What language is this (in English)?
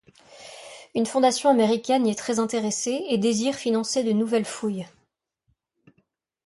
French